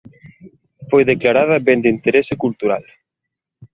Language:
Galician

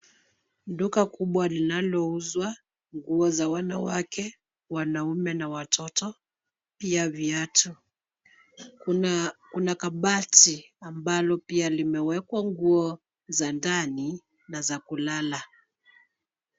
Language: Swahili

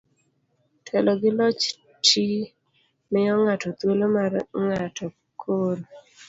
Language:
Luo (Kenya and Tanzania)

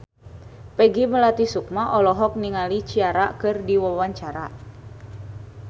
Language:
Sundanese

